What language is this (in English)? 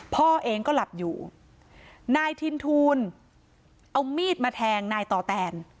Thai